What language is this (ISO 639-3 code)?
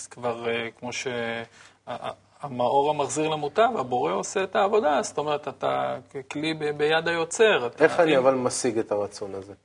heb